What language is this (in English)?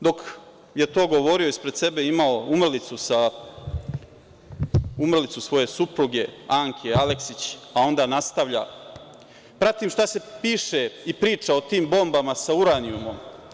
Serbian